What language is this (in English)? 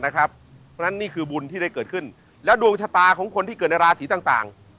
Thai